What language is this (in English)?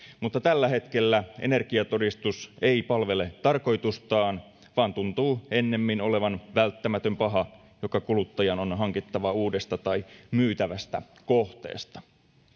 Finnish